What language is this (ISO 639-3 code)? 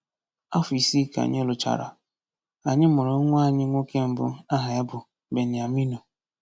ibo